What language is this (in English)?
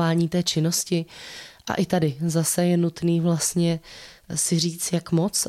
Czech